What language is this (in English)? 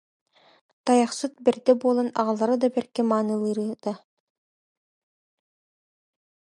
Yakut